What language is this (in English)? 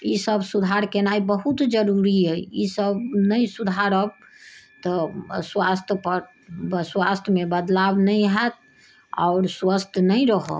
Maithili